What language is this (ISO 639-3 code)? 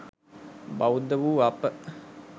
sin